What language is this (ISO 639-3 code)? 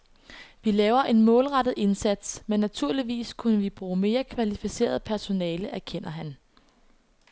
dan